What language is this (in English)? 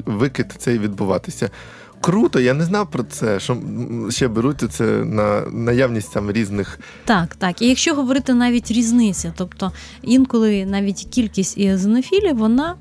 Ukrainian